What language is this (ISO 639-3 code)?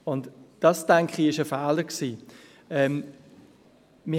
gsw